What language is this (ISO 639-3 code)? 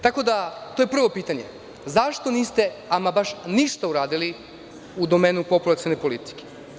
srp